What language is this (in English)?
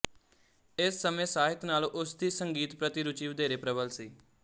Punjabi